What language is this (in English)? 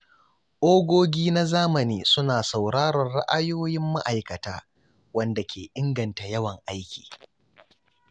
Hausa